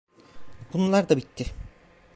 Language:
Turkish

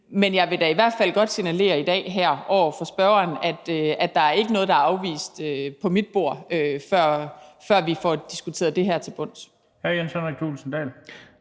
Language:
Danish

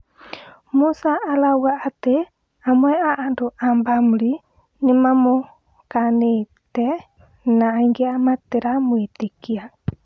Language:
Kikuyu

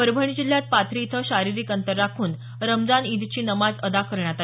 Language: Marathi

